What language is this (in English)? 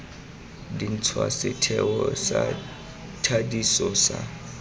Tswana